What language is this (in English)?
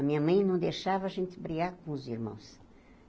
Portuguese